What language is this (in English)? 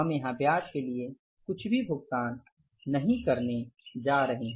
Hindi